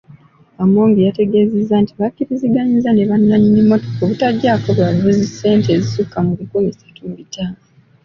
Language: Ganda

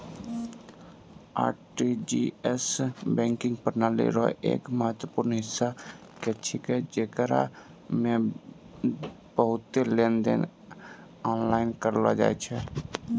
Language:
Maithili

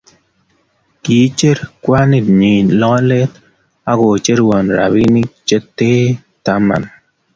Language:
Kalenjin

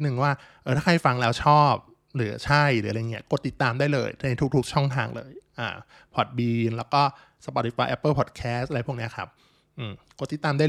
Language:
Thai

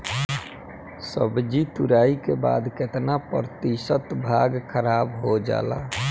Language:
Bhojpuri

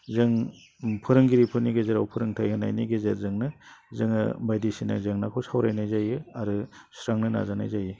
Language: Bodo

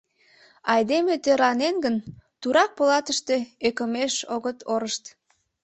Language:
Mari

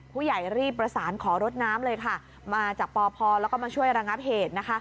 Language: Thai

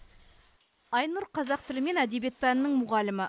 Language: Kazakh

